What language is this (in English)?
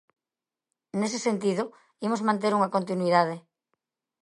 Galician